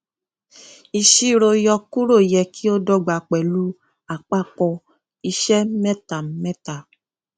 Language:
Yoruba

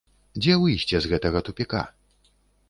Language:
Belarusian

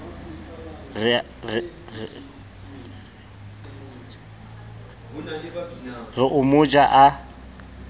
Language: Southern Sotho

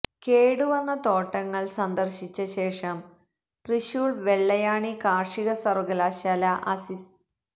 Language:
Malayalam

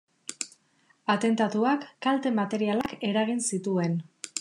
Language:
Basque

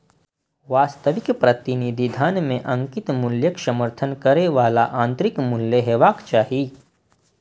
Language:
Maithili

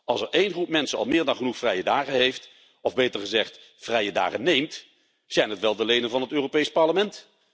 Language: Dutch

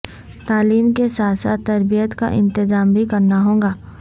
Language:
Urdu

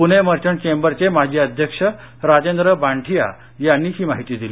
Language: Marathi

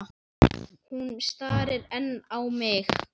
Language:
Icelandic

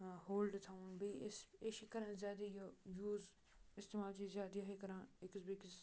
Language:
Kashmiri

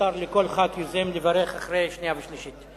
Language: Hebrew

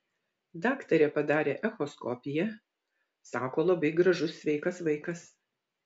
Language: Lithuanian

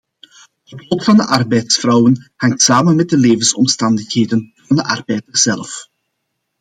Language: Dutch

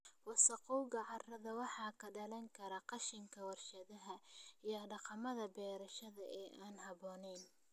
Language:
Somali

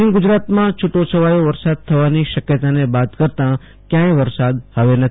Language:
Gujarati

